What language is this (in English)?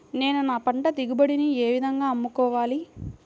Telugu